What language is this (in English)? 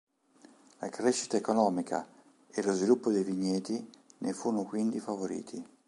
Italian